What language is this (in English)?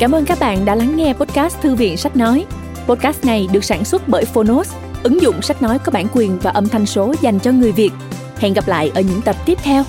Vietnamese